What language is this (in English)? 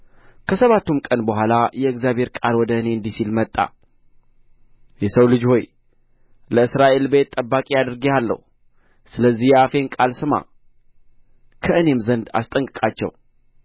Amharic